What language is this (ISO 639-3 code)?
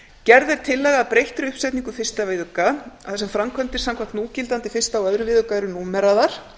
isl